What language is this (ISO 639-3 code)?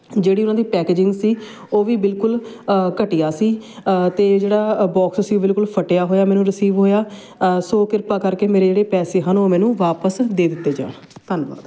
pan